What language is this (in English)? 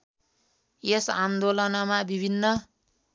Nepali